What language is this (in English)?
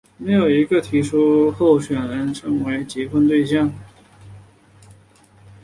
Chinese